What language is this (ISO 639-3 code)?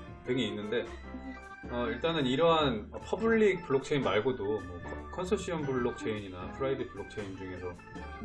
kor